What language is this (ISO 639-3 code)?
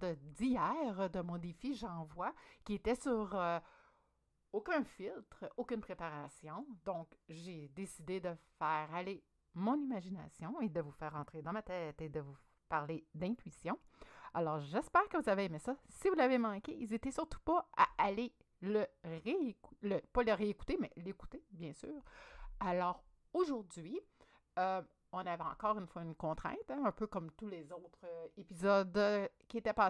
fra